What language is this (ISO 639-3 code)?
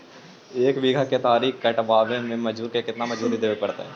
mag